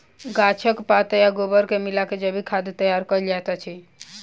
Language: Maithili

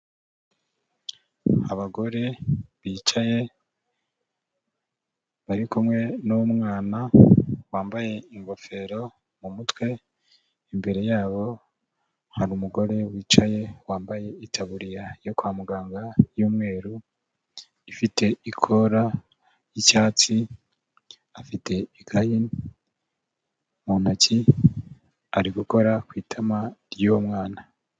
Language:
Kinyarwanda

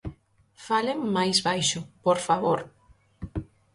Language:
Galician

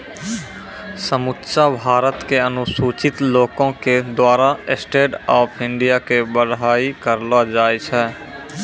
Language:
Maithili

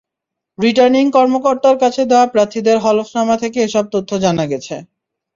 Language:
Bangla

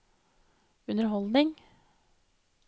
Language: Norwegian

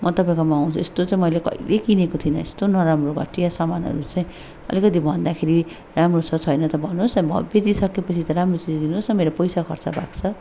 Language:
Nepali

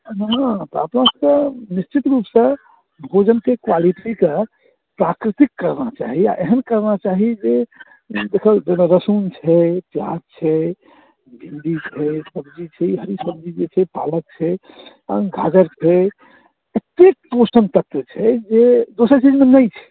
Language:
Maithili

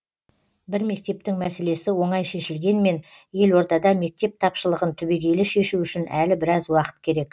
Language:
Kazakh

